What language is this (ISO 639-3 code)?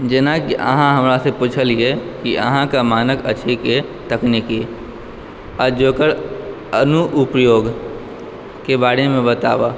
mai